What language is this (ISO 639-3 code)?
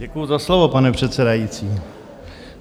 ces